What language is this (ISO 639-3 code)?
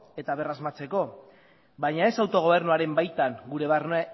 eus